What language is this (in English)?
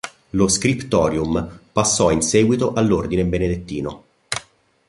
Italian